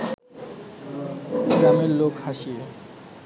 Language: Bangla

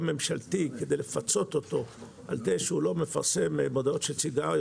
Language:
Hebrew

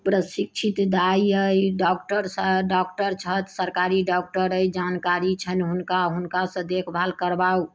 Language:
Maithili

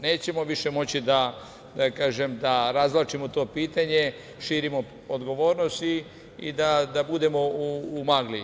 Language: Serbian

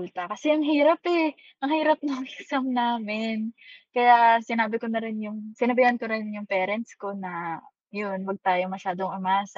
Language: Filipino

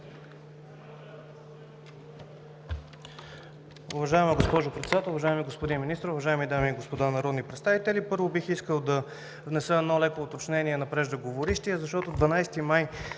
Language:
Bulgarian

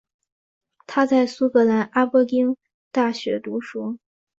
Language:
Chinese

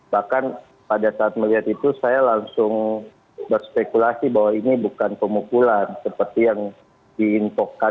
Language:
Indonesian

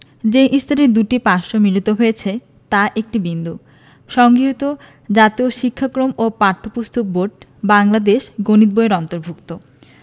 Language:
Bangla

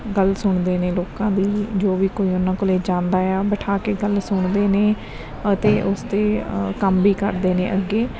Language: Punjabi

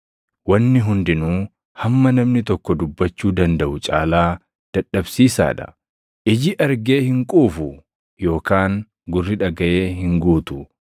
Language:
Oromo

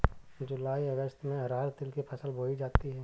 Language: Hindi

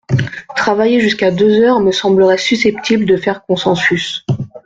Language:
French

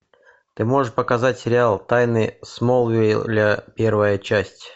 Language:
Russian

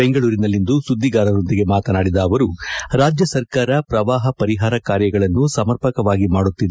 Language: Kannada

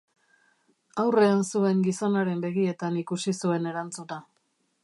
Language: Basque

